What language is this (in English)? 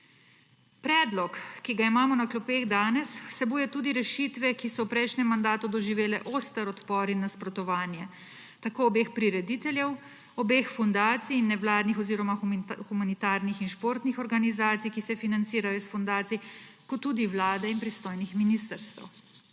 Slovenian